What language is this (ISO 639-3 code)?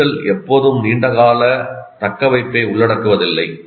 tam